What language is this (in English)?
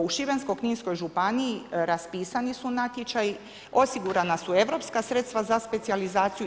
Croatian